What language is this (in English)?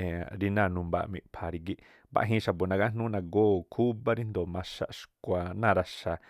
Tlacoapa Me'phaa